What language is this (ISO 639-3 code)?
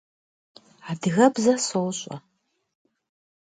kbd